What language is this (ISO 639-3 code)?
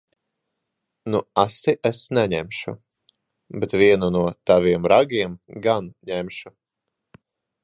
lav